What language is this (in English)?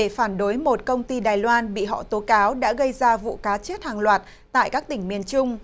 Vietnamese